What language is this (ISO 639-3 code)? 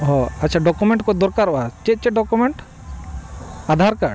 sat